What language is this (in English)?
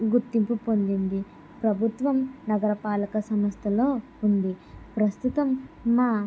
Telugu